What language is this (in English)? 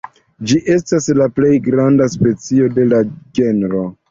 Esperanto